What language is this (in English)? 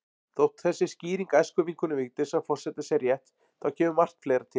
Icelandic